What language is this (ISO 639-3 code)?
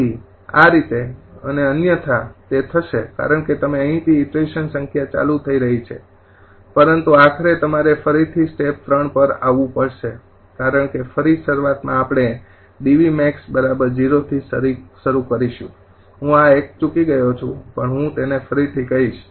guj